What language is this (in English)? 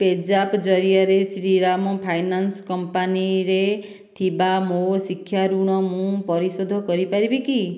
Odia